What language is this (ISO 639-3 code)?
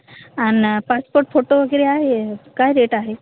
mar